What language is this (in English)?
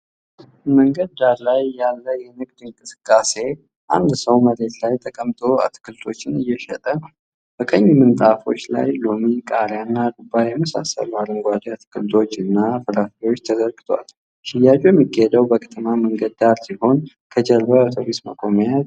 Amharic